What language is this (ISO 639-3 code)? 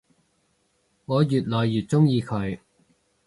yue